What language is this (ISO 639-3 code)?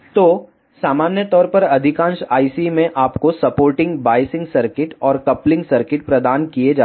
hin